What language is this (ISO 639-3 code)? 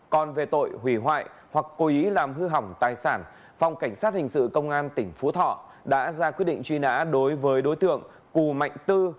vie